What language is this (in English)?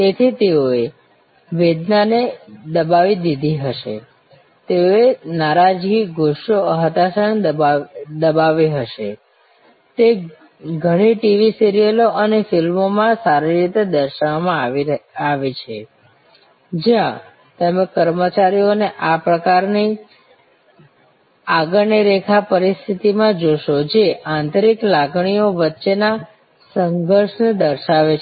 Gujarati